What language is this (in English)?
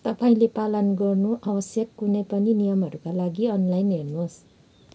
Nepali